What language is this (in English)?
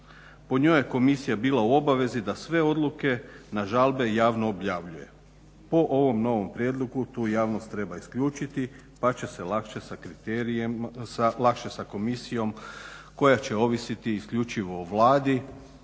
Croatian